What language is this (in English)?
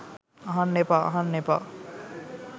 Sinhala